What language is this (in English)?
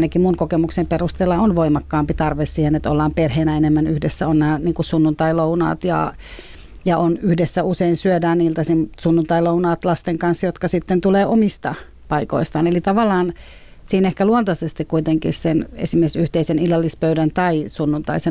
Finnish